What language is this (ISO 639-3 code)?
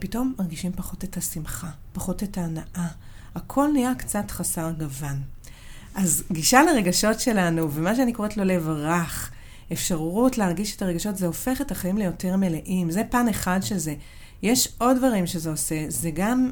heb